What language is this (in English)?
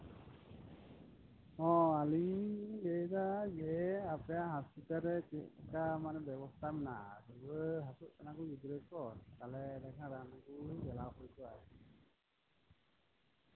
Santali